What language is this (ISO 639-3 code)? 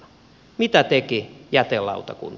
fin